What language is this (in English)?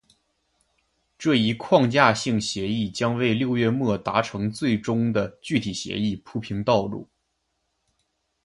Chinese